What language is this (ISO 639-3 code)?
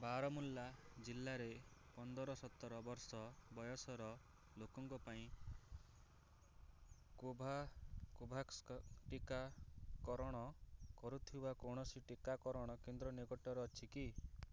ori